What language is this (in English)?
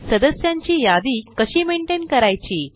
Marathi